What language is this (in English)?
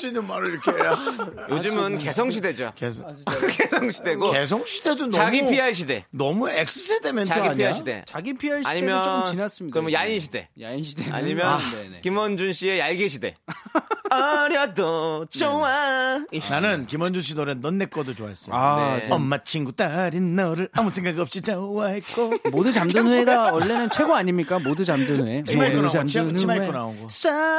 Korean